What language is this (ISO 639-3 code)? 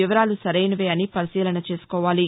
tel